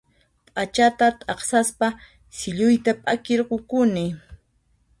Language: Puno Quechua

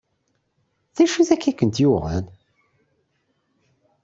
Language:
Kabyle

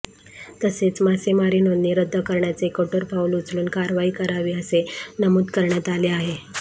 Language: Marathi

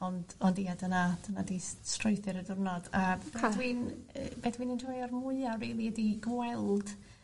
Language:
Welsh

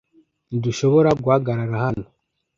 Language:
Kinyarwanda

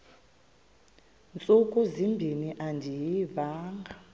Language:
Xhosa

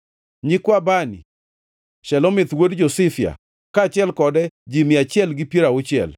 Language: Luo (Kenya and Tanzania)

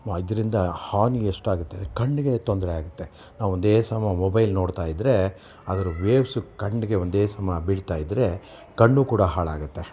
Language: Kannada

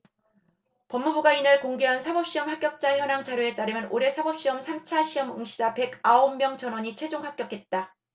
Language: Korean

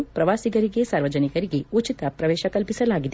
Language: Kannada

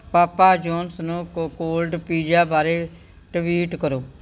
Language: Punjabi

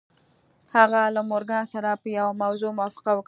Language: Pashto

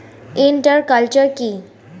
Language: Bangla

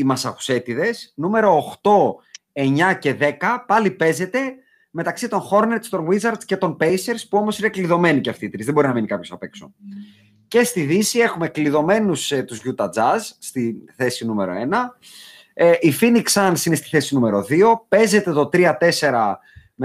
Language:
Greek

